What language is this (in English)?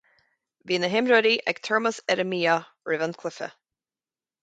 Irish